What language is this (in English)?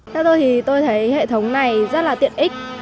Vietnamese